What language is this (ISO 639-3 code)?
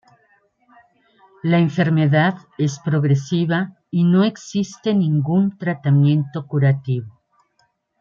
spa